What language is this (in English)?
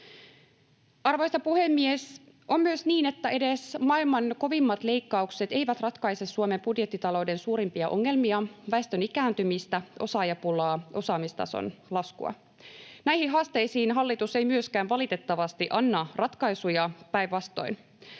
Finnish